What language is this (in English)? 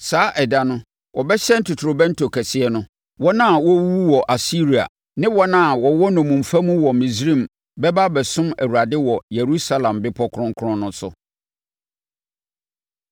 Akan